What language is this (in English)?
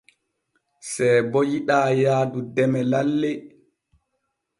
Borgu Fulfulde